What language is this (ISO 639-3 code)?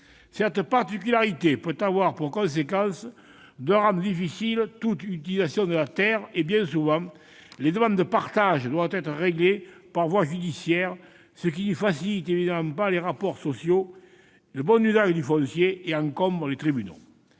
fra